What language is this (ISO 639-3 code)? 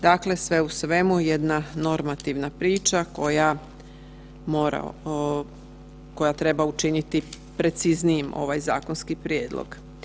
hrv